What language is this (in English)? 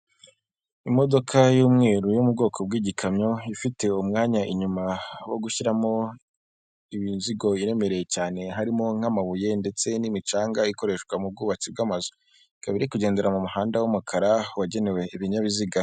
Kinyarwanda